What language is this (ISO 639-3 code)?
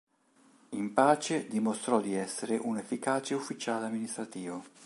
ita